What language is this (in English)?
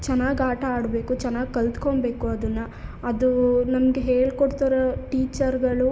Kannada